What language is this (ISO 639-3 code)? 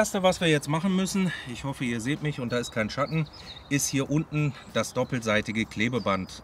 deu